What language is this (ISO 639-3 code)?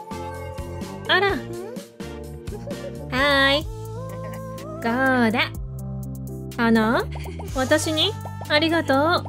jpn